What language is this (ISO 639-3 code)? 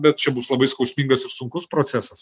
lit